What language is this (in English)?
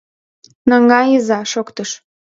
Mari